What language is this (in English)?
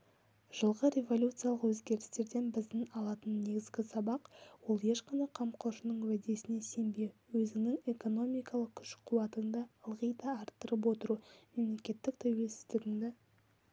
Kazakh